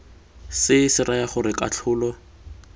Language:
Tswana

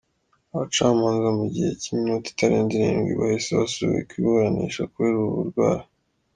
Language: Kinyarwanda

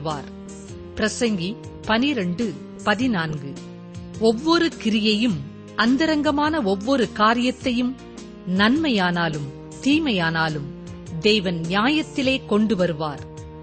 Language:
Tamil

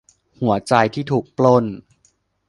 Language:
Thai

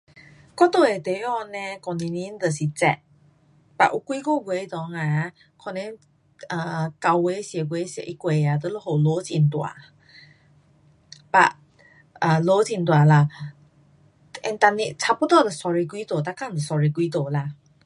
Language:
Pu-Xian Chinese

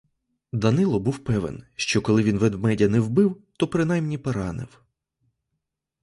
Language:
Ukrainian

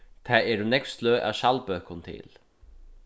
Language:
Faroese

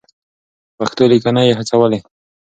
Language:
Pashto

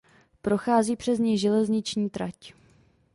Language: Czech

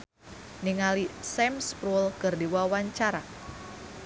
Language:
Sundanese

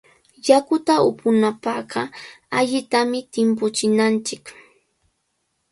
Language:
Cajatambo North Lima Quechua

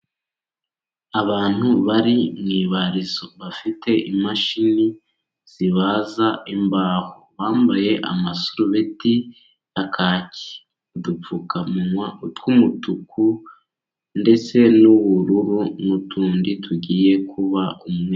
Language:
Kinyarwanda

